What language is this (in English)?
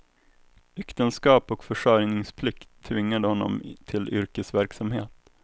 Swedish